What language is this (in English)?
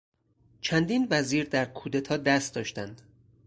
Persian